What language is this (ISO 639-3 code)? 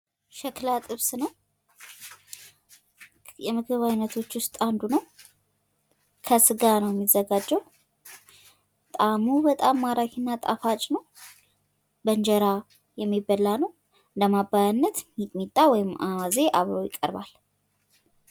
amh